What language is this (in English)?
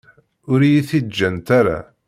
Kabyle